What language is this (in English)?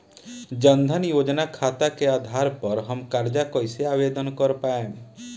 Bhojpuri